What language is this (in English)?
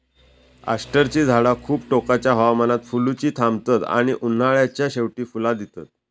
Marathi